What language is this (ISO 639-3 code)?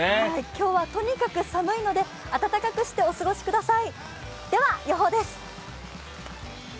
jpn